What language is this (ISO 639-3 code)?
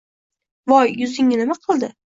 uzb